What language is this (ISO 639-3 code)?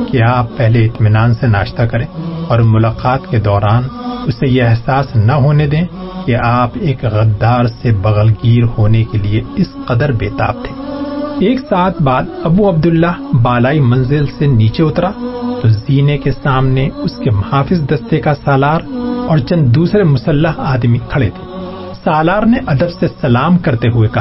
urd